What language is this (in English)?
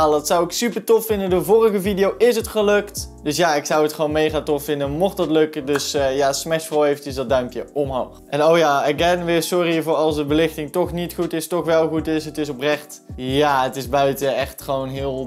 Dutch